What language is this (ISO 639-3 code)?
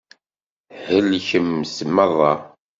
kab